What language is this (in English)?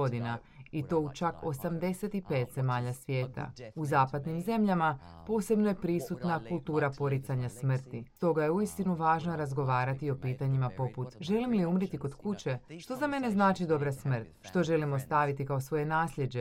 Croatian